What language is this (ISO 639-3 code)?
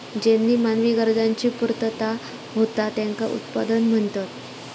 mar